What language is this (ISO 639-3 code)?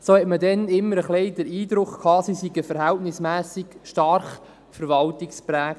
gsw